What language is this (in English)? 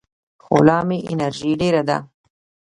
Pashto